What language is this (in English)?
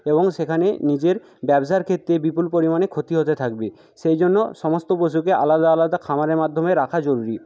Bangla